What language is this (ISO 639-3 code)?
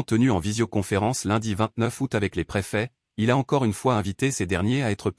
fra